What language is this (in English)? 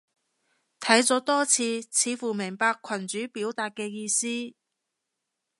Cantonese